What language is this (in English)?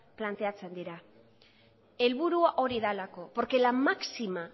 Basque